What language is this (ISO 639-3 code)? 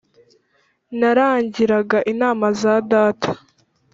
kin